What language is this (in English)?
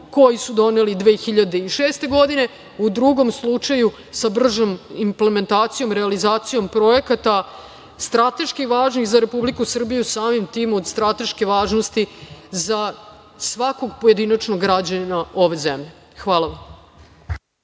Serbian